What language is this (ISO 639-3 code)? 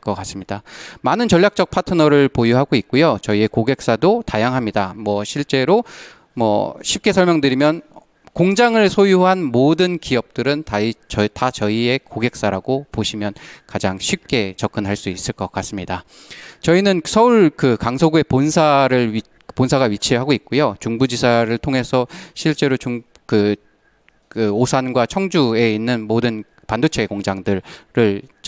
kor